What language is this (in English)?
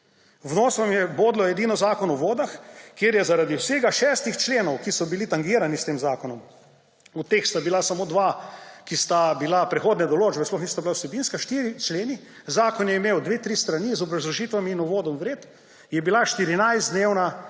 Slovenian